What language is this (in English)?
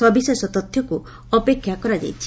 Odia